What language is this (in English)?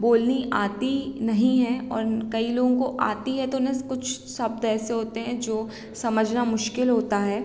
Hindi